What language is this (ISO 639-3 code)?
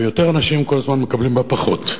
heb